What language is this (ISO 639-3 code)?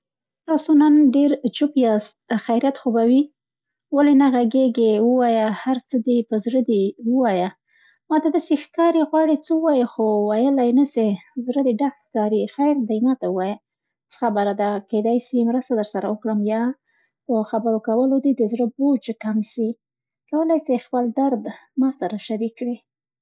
pst